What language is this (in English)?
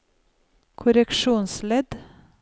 Norwegian